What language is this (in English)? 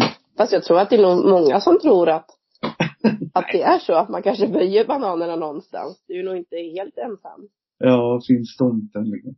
Swedish